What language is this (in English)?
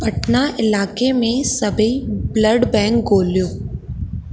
Sindhi